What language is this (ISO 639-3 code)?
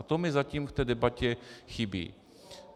ces